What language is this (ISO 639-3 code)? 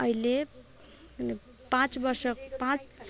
nep